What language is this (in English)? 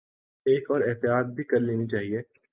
Urdu